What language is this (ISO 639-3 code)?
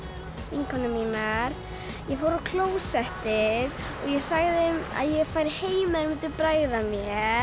isl